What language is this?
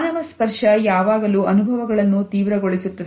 Kannada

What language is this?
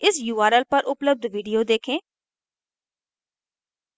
Hindi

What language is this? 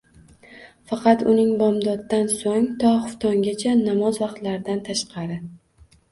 Uzbek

